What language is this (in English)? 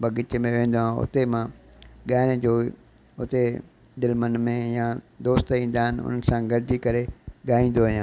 Sindhi